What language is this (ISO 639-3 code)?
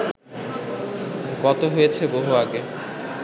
ben